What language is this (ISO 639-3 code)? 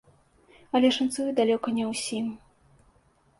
bel